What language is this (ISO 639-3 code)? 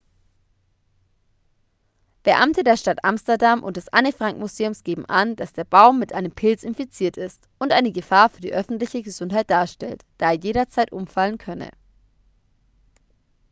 deu